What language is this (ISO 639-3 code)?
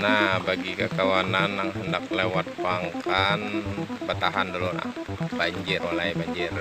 ind